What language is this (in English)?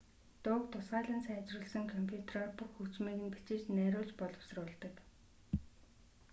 Mongolian